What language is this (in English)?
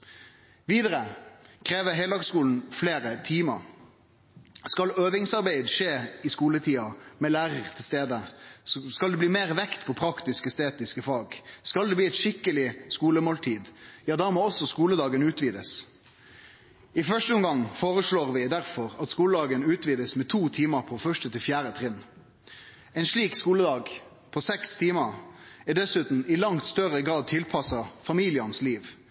Norwegian Nynorsk